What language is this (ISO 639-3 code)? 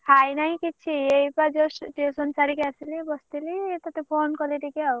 ori